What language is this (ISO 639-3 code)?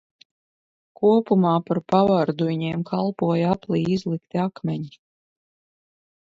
lav